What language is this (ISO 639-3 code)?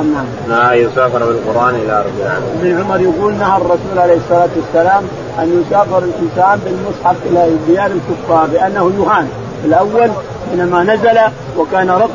ara